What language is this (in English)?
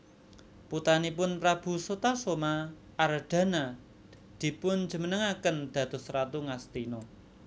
Javanese